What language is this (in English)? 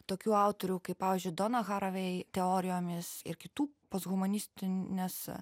Lithuanian